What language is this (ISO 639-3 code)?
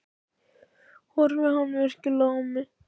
isl